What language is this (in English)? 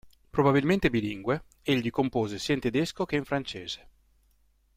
Italian